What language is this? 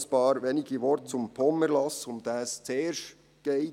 Swiss German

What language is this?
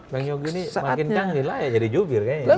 Indonesian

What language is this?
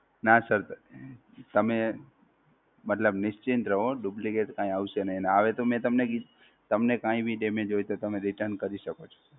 Gujarati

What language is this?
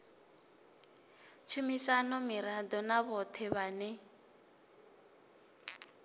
Venda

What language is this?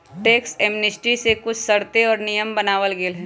Magahi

